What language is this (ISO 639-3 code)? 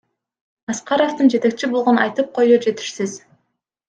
kir